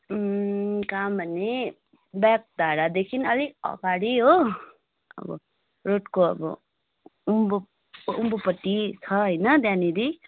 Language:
Nepali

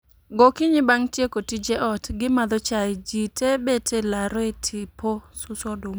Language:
Luo (Kenya and Tanzania)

